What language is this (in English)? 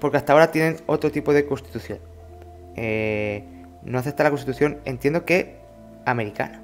Spanish